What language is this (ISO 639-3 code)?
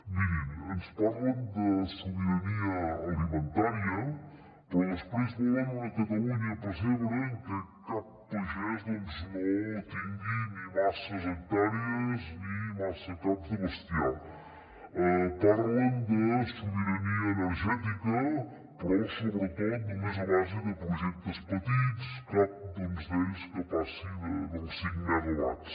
cat